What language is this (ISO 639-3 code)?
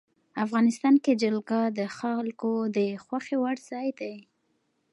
pus